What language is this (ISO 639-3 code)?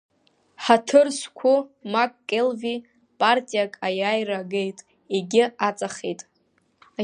abk